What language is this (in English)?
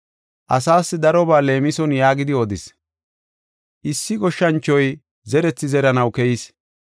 Gofa